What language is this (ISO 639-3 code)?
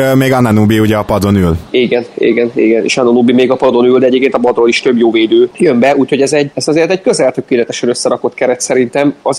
hun